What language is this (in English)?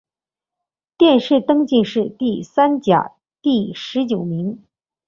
Chinese